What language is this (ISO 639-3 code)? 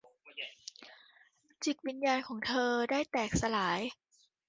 tha